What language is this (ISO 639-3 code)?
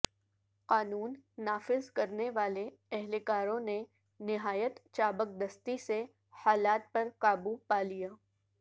urd